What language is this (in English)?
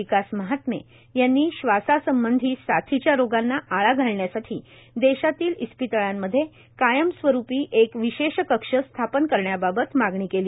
Marathi